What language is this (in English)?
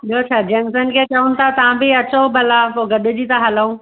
Sindhi